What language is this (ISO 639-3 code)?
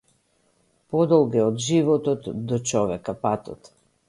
mkd